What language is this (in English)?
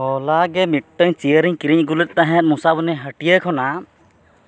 Santali